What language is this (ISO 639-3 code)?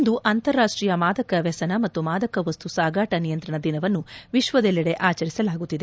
kan